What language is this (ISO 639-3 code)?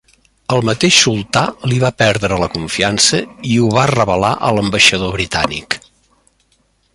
cat